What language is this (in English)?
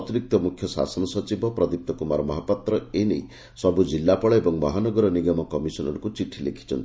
Odia